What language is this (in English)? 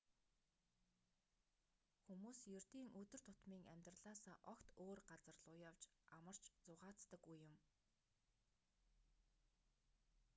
Mongolian